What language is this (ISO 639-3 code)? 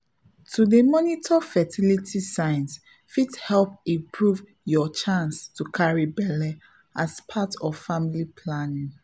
pcm